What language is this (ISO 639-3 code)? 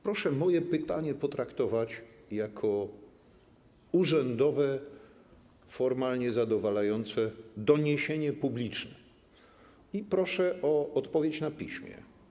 pol